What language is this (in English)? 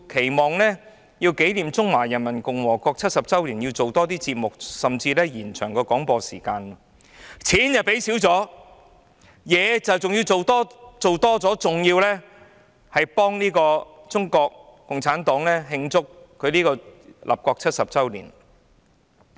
Cantonese